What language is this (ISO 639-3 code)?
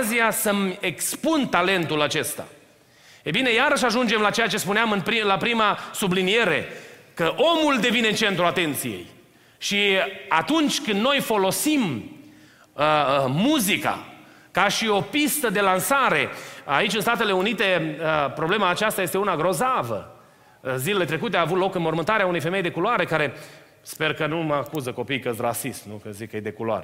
ron